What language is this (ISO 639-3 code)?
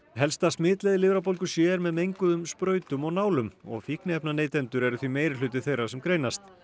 isl